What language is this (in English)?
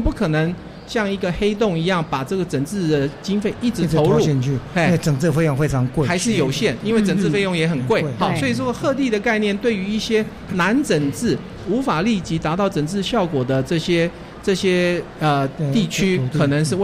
Chinese